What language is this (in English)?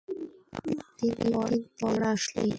Bangla